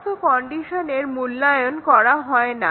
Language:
Bangla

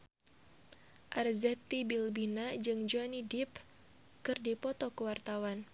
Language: Sundanese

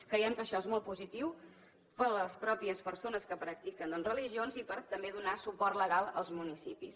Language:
Catalan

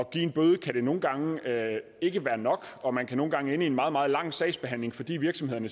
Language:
Danish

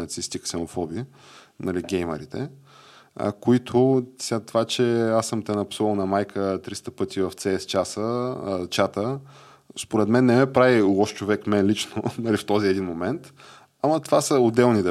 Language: Bulgarian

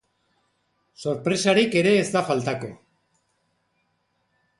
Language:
Basque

